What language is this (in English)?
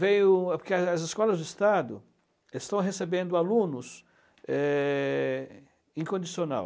Portuguese